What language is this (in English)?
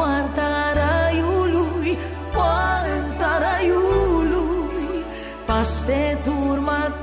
Romanian